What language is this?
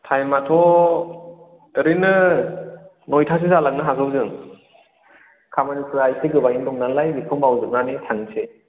Bodo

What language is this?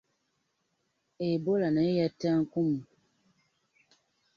Ganda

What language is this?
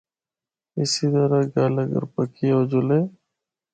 Northern Hindko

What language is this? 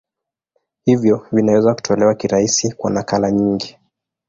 Swahili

